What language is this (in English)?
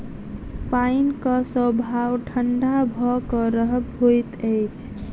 Maithili